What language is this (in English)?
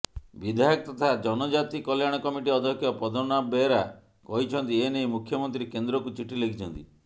Odia